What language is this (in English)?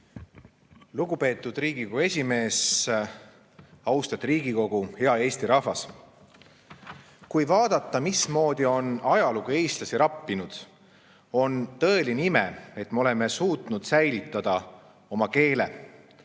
Estonian